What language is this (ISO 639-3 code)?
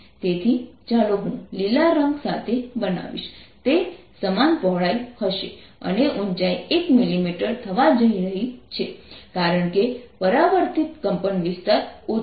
guj